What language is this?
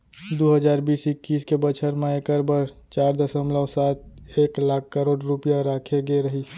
Chhattisgarhi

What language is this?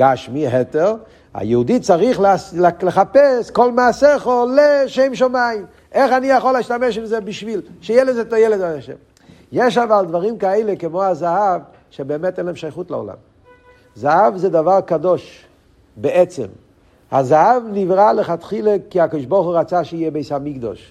Hebrew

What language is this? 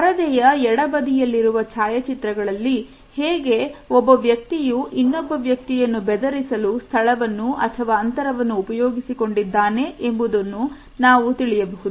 Kannada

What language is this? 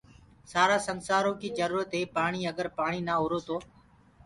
Gurgula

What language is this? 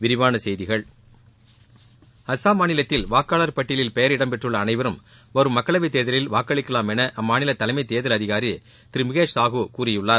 Tamil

